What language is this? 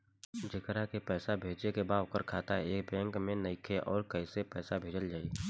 Bhojpuri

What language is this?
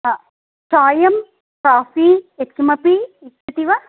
Sanskrit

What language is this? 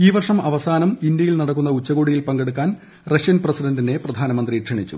Malayalam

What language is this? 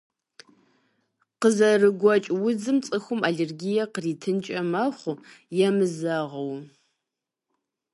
Kabardian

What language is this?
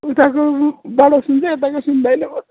Nepali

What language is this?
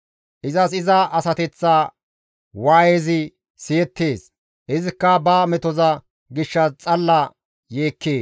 Gamo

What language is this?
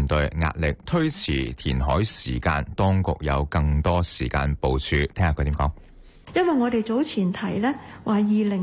Chinese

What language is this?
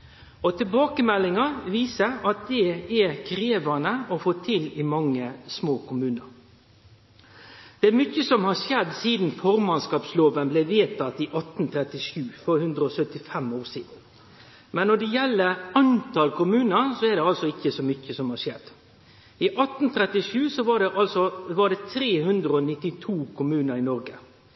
Norwegian Nynorsk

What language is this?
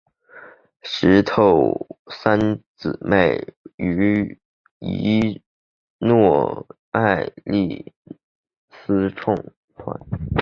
Chinese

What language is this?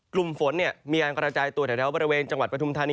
Thai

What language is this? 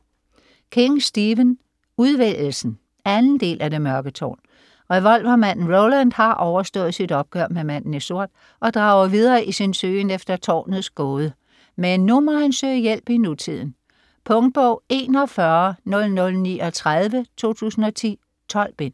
Danish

